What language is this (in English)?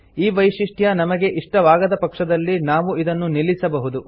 Kannada